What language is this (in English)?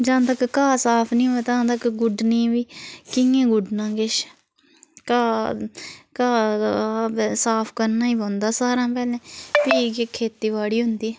Dogri